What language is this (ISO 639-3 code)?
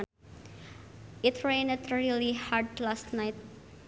sun